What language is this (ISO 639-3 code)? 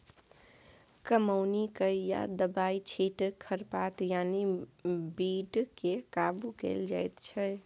mai